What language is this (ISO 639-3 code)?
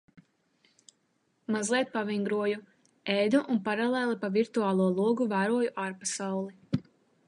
lav